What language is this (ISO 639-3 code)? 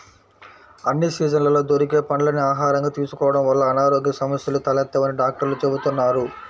tel